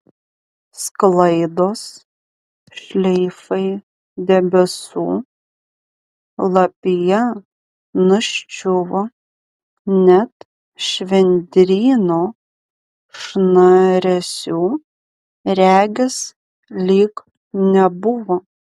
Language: Lithuanian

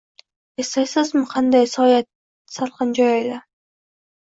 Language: Uzbek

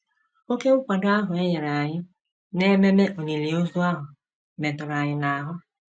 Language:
Igbo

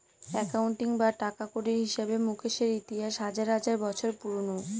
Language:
Bangla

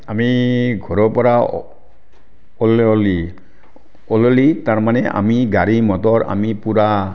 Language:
Assamese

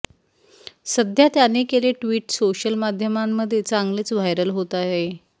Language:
Marathi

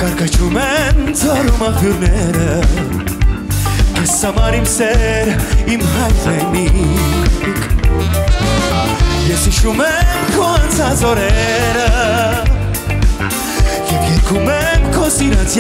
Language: Romanian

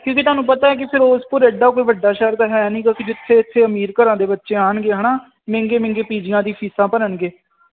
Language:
Punjabi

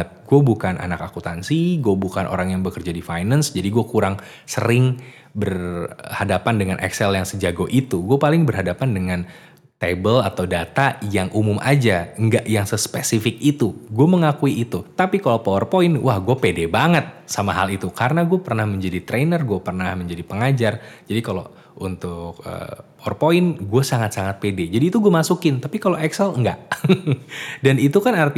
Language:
Indonesian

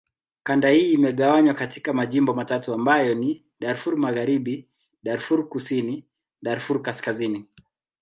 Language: Swahili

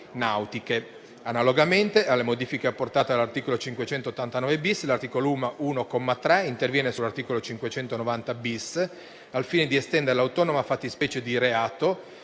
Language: Italian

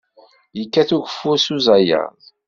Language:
Kabyle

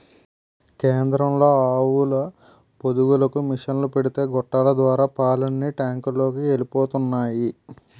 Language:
Telugu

